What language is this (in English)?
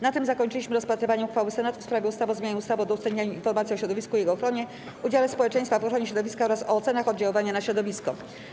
Polish